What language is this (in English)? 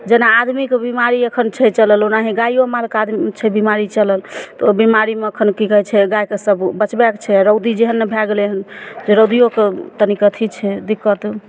Maithili